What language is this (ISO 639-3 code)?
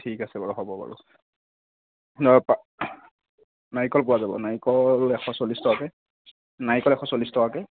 asm